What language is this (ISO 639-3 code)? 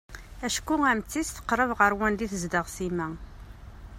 kab